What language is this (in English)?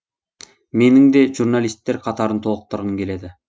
Kazakh